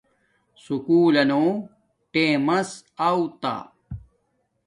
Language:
Domaaki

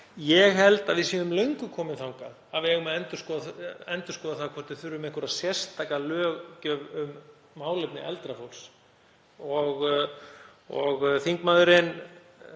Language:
Icelandic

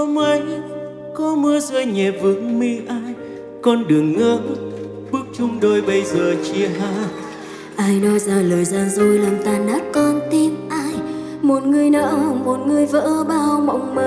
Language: Vietnamese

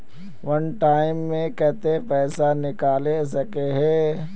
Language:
Magahi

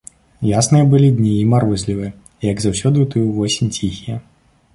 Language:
Belarusian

